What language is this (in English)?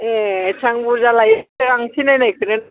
Bodo